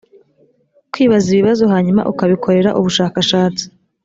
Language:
Kinyarwanda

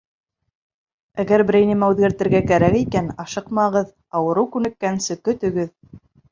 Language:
Bashkir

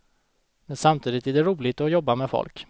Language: Swedish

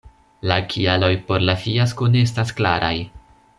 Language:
Esperanto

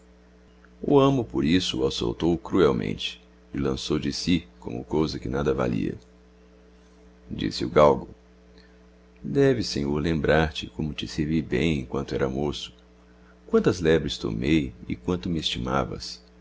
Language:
Portuguese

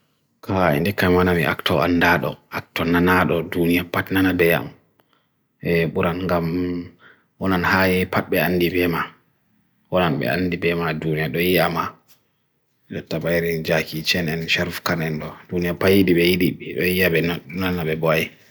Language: Bagirmi Fulfulde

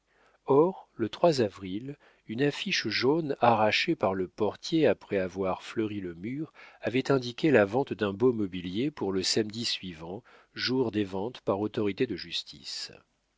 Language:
French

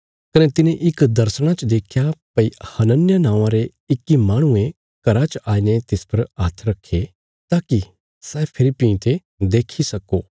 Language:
Bilaspuri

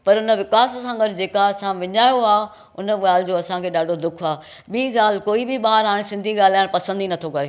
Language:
Sindhi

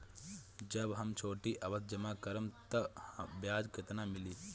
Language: Bhojpuri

